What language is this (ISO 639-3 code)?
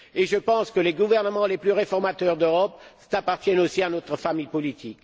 fra